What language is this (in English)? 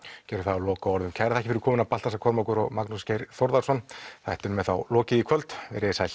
Icelandic